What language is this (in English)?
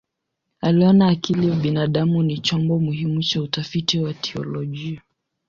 Swahili